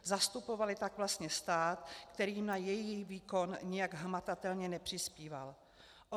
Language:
Czech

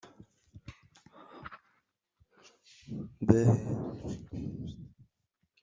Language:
French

